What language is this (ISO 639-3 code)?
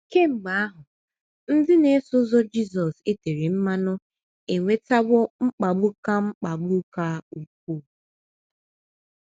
ibo